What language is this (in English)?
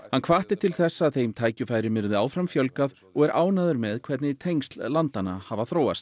Icelandic